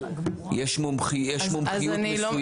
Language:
Hebrew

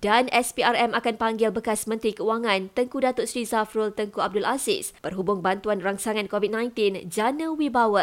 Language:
Malay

